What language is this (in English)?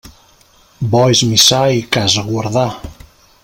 Catalan